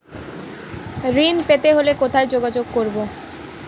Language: Bangla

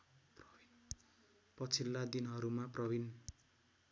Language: Nepali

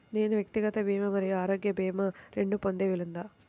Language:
Telugu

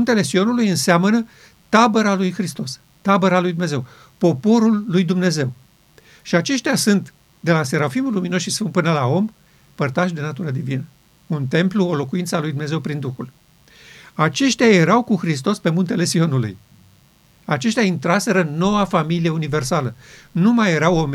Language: Romanian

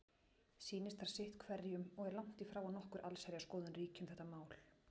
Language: Icelandic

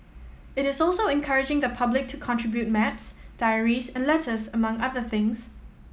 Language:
English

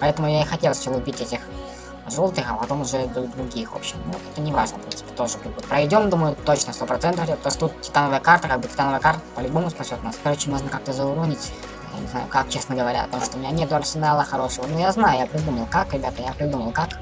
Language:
Russian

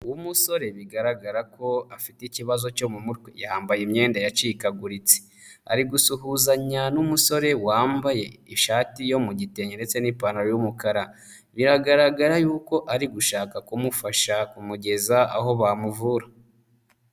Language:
Kinyarwanda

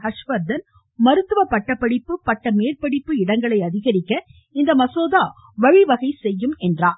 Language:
Tamil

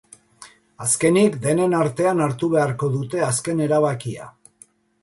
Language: Basque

